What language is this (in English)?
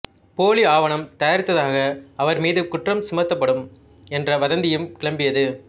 Tamil